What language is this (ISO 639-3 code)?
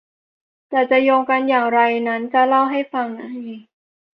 tha